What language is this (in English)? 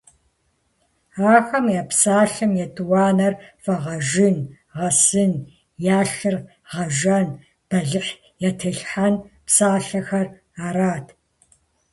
Kabardian